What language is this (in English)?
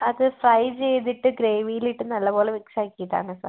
Malayalam